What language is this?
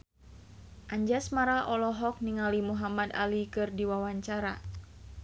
Sundanese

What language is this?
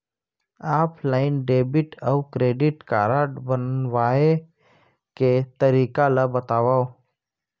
Chhattisgarhi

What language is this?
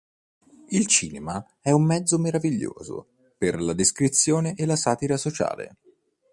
Italian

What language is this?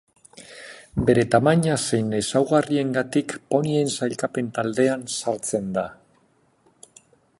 Basque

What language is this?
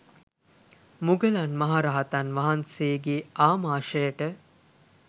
Sinhala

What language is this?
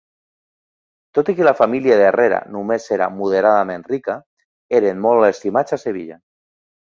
Catalan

